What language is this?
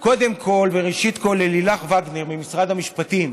Hebrew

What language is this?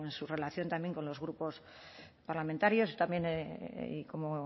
Spanish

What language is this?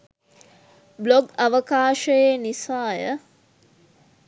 Sinhala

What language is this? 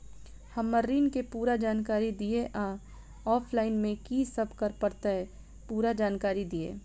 Maithili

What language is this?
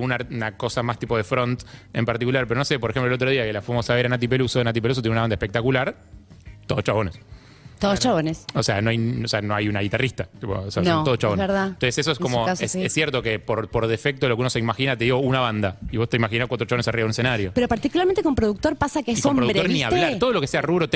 Spanish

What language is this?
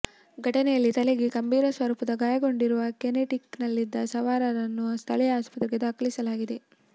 Kannada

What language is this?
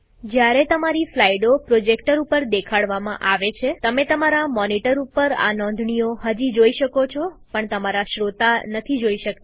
Gujarati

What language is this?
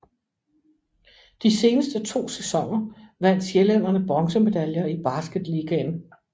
Danish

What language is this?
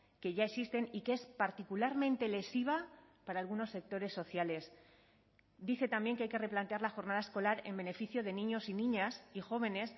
Spanish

